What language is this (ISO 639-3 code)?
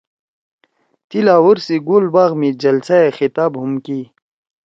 trw